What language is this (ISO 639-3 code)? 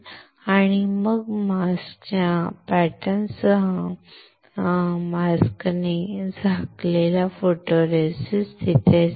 mar